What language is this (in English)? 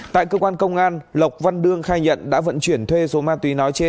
Vietnamese